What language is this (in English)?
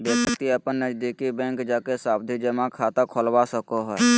Magahi